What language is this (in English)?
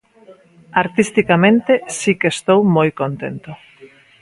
Galician